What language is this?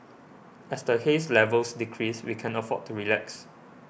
English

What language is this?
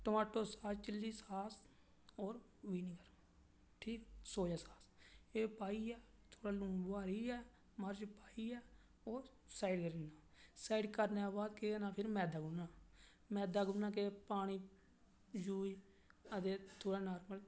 Dogri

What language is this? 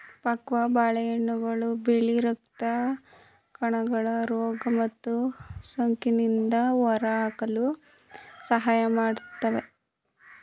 Kannada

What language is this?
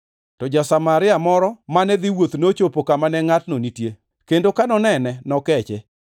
Luo (Kenya and Tanzania)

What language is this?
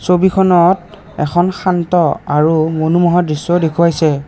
Assamese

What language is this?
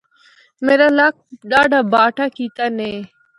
Northern Hindko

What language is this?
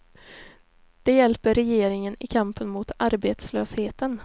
Swedish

